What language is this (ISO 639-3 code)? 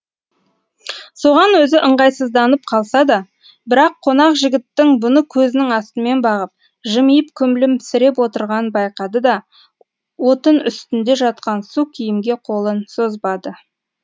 kaz